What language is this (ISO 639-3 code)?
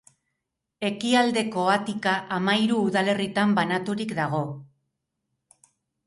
eus